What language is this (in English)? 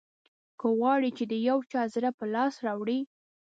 Pashto